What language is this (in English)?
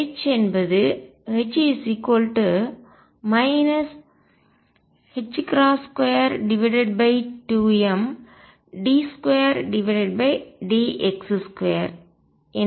Tamil